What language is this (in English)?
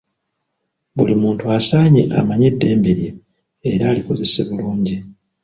Ganda